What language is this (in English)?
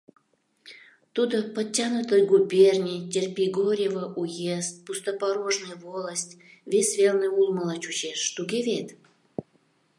Mari